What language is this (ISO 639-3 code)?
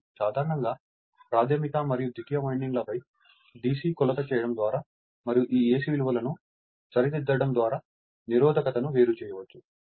tel